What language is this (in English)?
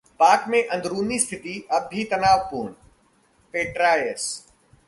Hindi